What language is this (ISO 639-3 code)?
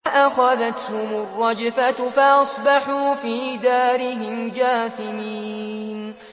ara